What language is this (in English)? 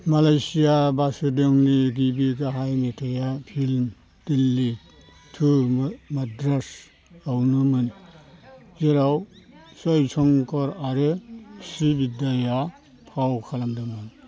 Bodo